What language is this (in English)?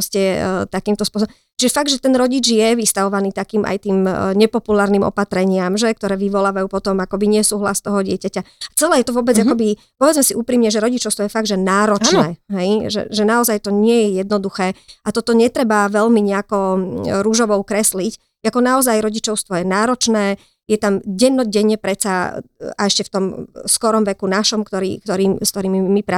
Slovak